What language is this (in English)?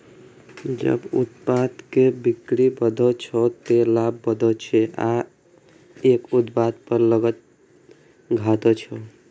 Maithili